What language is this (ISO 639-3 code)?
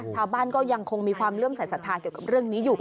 tha